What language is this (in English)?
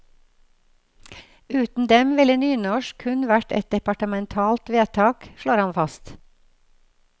Norwegian